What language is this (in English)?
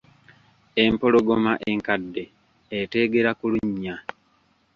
Ganda